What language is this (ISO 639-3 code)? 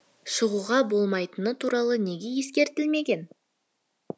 kaz